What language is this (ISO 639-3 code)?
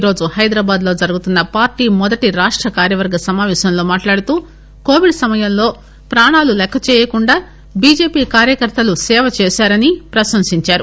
tel